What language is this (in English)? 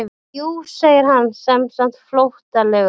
Icelandic